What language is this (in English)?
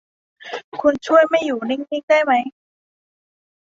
Thai